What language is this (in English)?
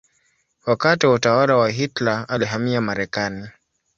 Swahili